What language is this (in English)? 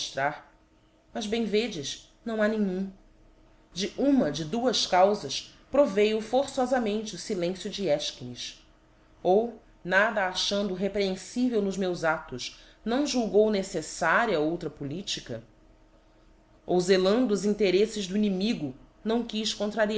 Portuguese